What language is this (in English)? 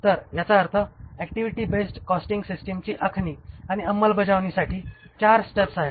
Marathi